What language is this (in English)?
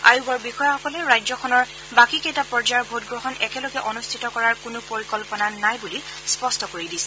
Assamese